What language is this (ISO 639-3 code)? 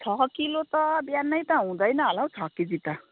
nep